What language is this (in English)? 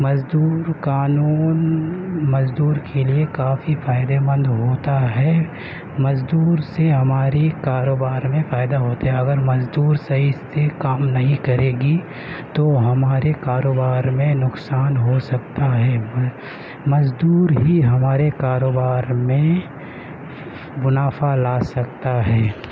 Urdu